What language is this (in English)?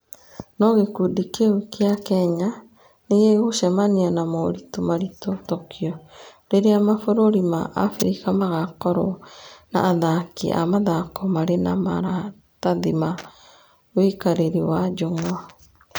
Kikuyu